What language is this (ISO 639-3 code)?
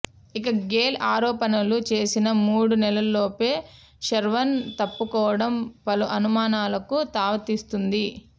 tel